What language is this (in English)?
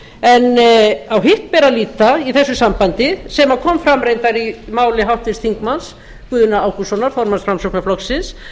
Icelandic